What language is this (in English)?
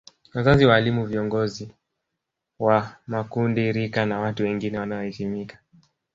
Swahili